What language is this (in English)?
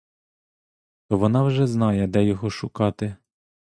Ukrainian